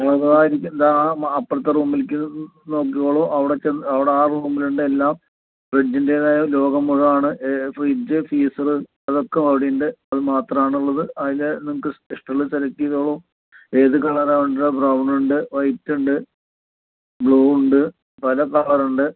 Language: Malayalam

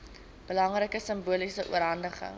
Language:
Afrikaans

